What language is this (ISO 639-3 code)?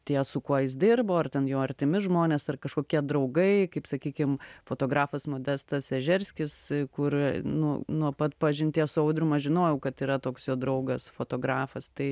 lit